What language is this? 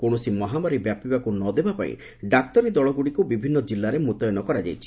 Odia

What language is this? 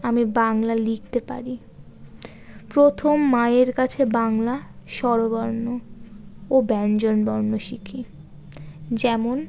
Bangla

